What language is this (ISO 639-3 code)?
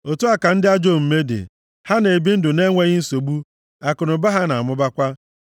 ibo